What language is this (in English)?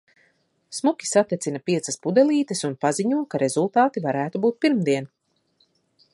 Latvian